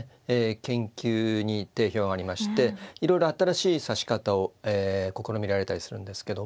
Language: Japanese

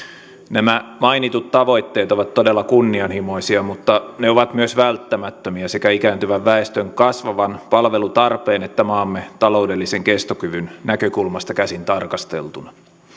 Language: Finnish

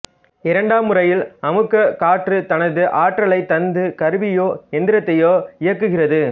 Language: Tamil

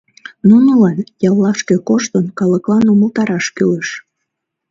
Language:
Mari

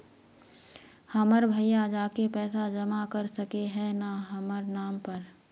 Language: Magahi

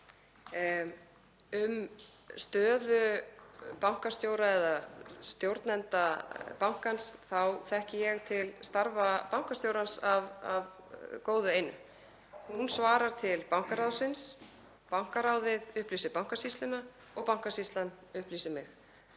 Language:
Icelandic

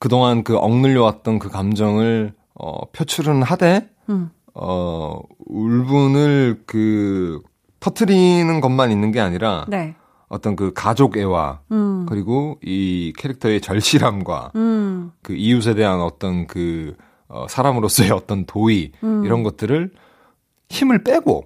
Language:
Korean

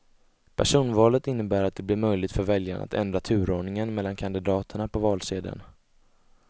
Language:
Swedish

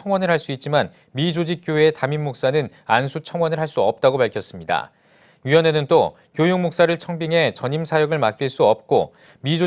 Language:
Korean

